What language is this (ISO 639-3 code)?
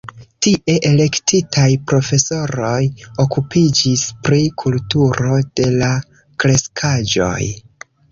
epo